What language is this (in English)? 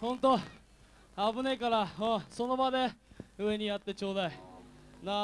Japanese